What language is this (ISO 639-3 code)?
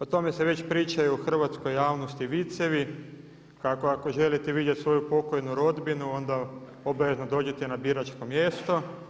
hrv